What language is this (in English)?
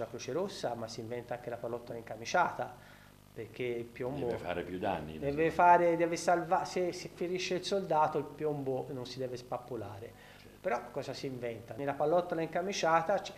Italian